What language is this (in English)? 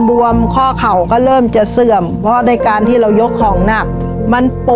Thai